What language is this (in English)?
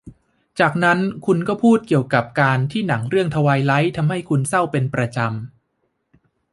Thai